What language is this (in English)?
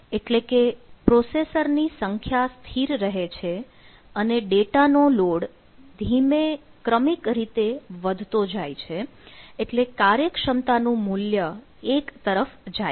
Gujarati